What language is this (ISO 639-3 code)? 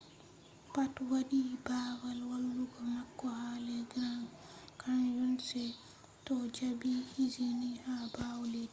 ful